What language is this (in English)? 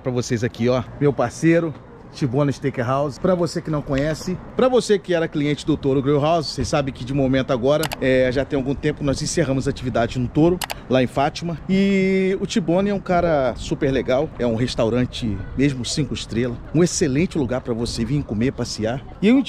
Portuguese